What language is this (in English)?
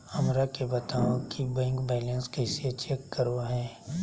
Magahi